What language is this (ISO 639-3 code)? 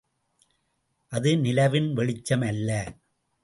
tam